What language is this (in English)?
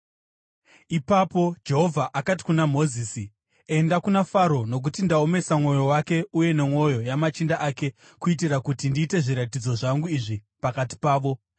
Shona